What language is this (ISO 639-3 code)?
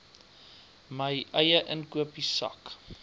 afr